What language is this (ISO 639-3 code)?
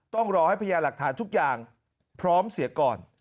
tha